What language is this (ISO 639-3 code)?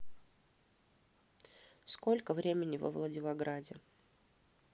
rus